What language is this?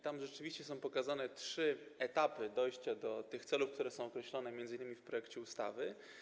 Polish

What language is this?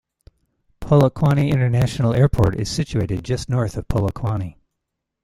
English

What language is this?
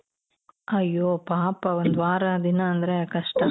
Kannada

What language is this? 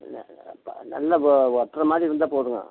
Tamil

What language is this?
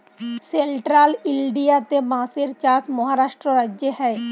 Bangla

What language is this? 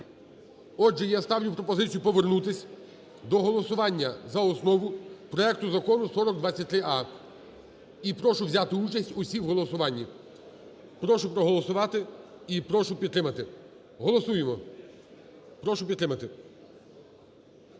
Ukrainian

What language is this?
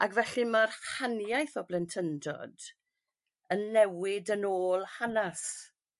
Welsh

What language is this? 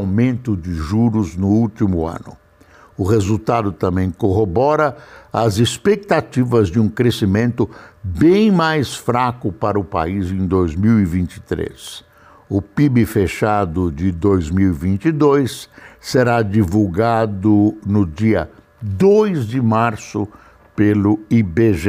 Portuguese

